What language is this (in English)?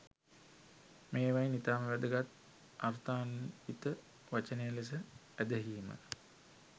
Sinhala